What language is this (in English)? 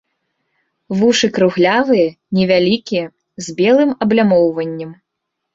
Belarusian